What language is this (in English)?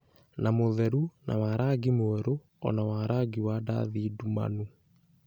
Kikuyu